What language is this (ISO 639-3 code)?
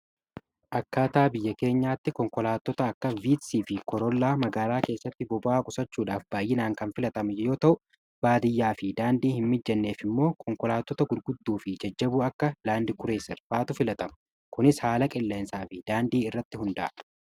orm